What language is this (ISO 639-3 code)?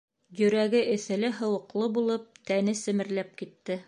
bak